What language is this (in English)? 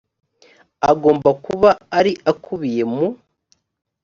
Kinyarwanda